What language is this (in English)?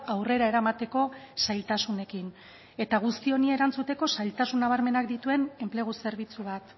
Basque